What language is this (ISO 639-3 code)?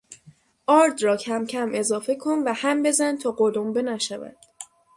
fas